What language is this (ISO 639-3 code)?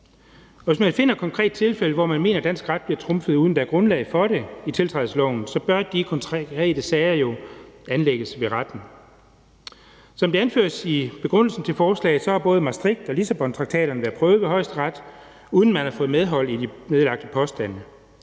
dan